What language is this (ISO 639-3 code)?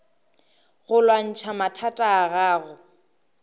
nso